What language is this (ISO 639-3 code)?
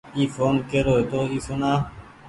gig